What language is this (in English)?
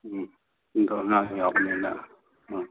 Manipuri